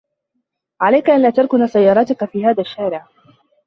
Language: Arabic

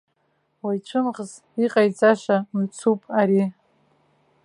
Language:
Abkhazian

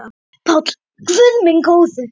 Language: Icelandic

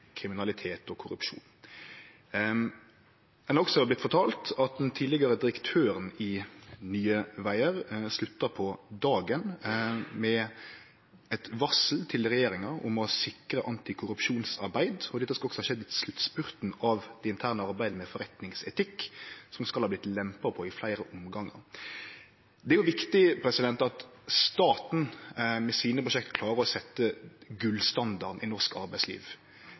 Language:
Norwegian Nynorsk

